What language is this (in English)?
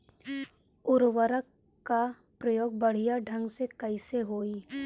Bhojpuri